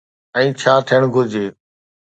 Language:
Sindhi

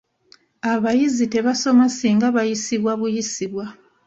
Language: Ganda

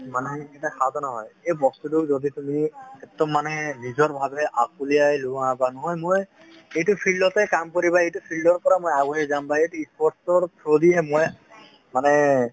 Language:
Assamese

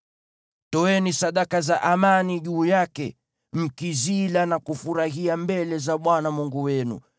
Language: Swahili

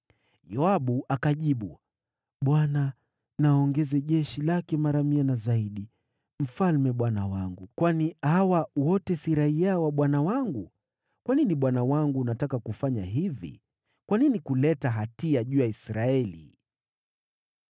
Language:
Swahili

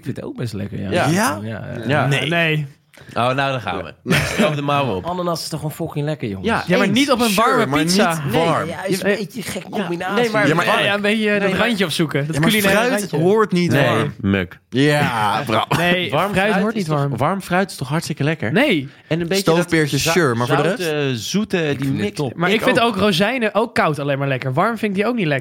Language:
Dutch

